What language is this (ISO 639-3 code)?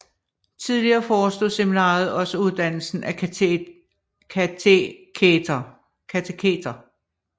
dan